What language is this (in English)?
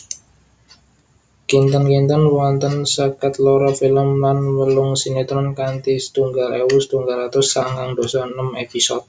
Javanese